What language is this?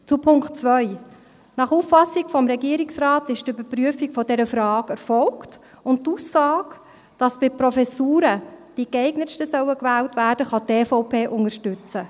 Swiss German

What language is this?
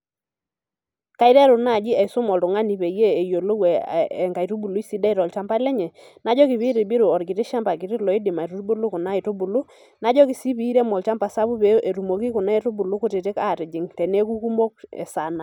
Masai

